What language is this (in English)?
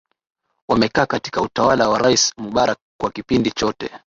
Swahili